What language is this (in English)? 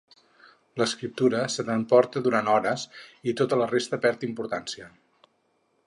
Catalan